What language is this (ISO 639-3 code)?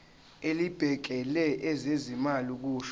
zul